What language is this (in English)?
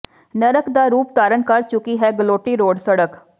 Punjabi